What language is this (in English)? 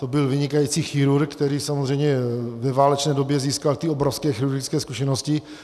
Czech